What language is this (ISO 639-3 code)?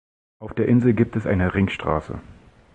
deu